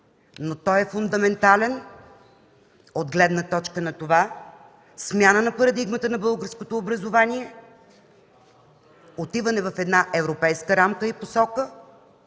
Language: Bulgarian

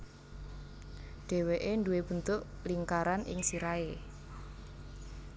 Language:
Javanese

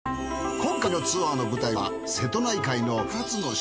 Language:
Japanese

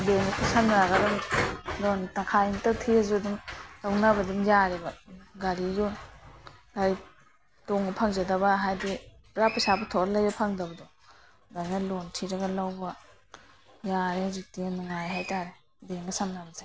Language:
Manipuri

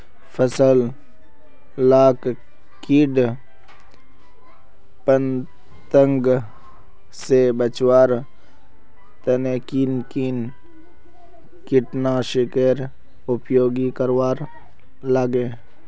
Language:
Magahi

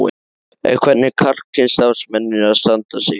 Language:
Icelandic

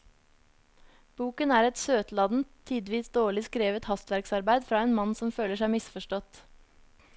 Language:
Norwegian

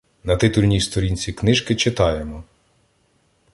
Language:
Ukrainian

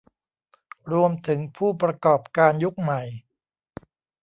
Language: Thai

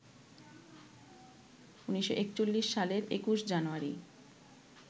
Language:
Bangla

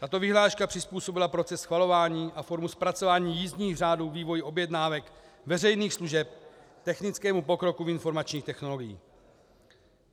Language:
Czech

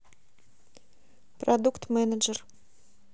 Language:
Russian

